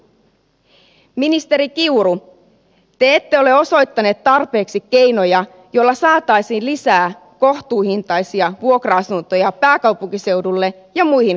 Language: Finnish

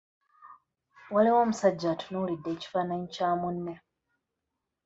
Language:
Ganda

